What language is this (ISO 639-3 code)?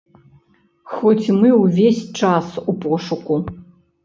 bel